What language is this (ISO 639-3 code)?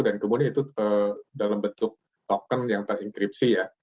ind